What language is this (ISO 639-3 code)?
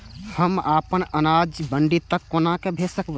mai